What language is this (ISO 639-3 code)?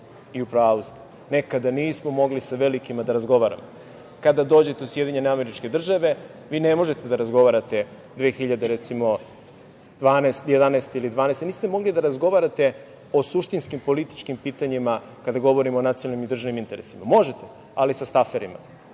srp